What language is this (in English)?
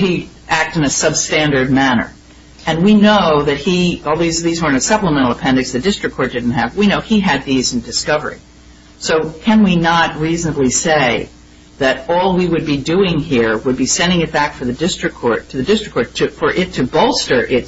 English